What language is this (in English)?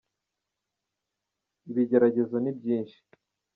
Kinyarwanda